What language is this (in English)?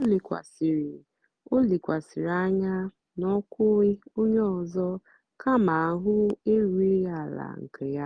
Igbo